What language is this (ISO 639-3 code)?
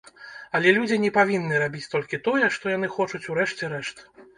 bel